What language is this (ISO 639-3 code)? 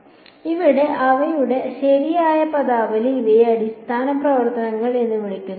mal